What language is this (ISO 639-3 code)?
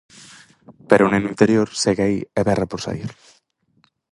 glg